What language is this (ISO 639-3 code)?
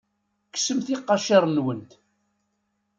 kab